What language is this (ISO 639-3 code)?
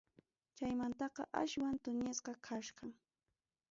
quy